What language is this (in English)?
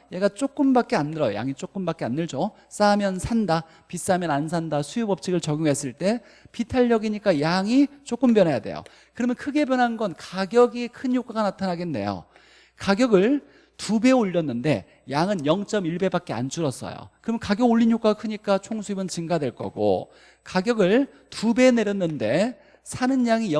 Korean